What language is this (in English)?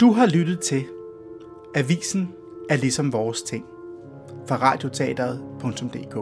Danish